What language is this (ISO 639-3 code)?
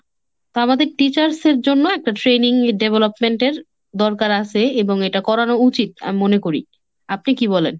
ben